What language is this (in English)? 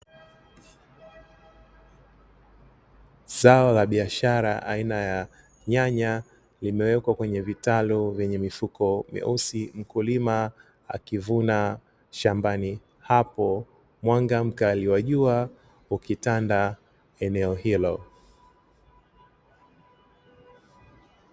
Swahili